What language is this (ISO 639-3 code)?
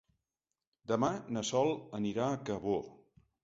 cat